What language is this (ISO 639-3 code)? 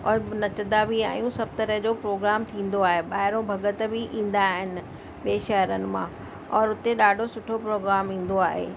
snd